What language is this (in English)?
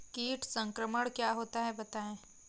Hindi